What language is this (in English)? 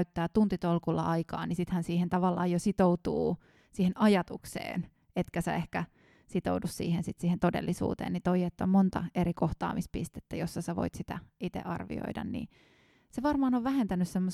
Finnish